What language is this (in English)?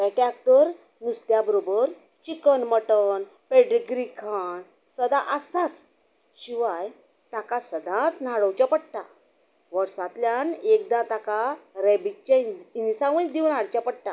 Konkani